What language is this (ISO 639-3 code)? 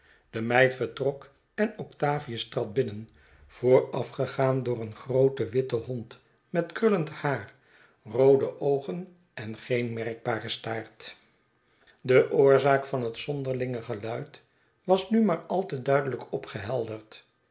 nld